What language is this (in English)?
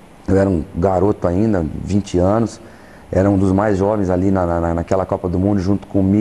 Portuguese